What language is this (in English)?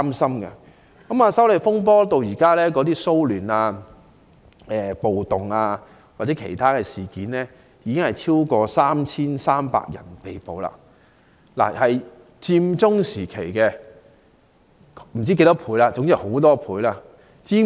Cantonese